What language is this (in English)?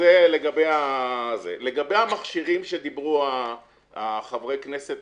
Hebrew